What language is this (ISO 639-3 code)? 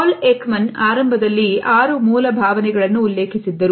kan